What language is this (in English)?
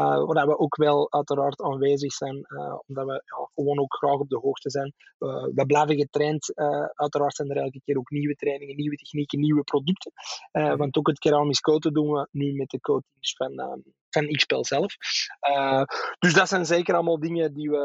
Dutch